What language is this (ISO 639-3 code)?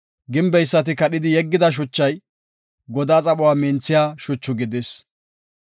gof